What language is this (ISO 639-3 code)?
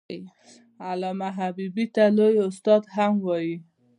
pus